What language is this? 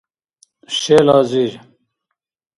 Dargwa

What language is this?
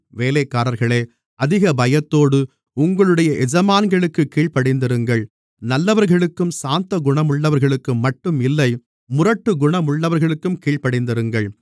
Tamil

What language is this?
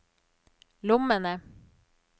Norwegian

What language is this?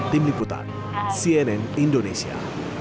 Indonesian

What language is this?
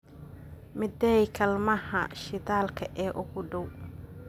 Somali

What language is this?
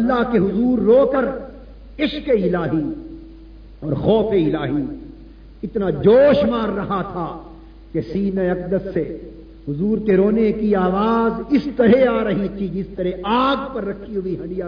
Urdu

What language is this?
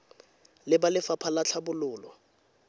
Tswana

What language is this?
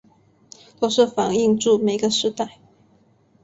Chinese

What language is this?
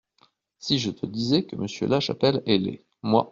French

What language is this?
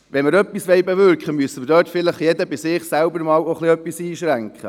Swiss German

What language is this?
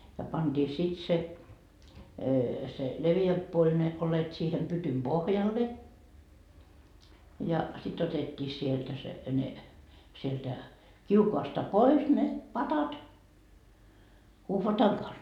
Finnish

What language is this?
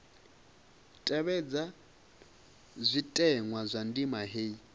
Venda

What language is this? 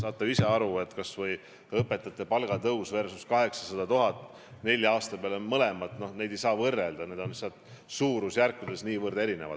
Estonian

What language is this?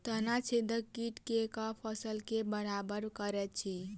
Maithili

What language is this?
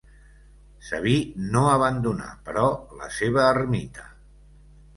Catalan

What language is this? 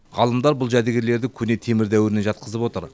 Kazakh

